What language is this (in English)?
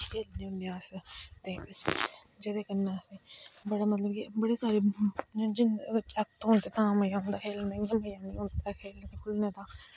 Dogri